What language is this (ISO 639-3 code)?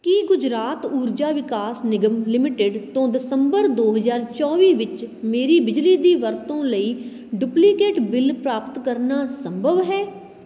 pan